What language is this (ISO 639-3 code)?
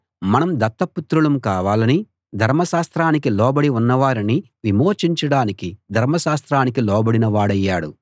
tel